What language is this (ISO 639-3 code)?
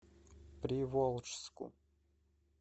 rus